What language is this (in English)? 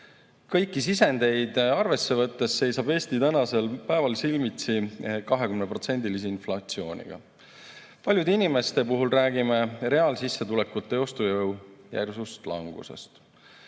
Estonian